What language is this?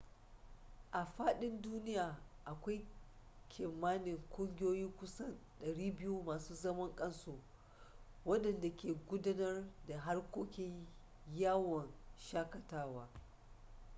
Hausa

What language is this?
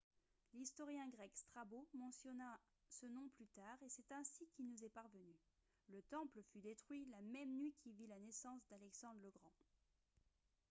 French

